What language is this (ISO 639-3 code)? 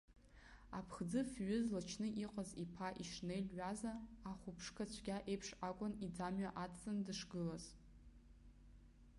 abk